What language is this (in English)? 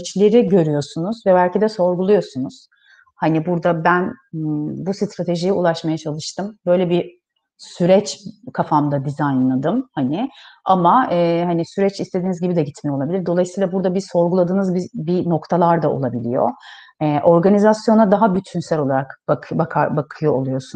Turkish